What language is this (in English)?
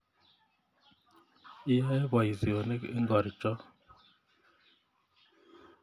Kalenjin